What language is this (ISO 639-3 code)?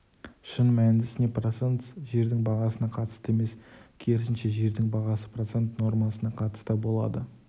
kaz